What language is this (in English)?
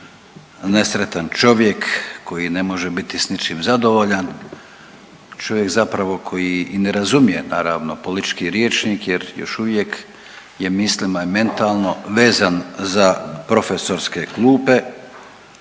Croatian